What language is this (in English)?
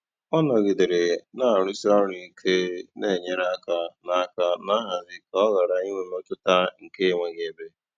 Igbo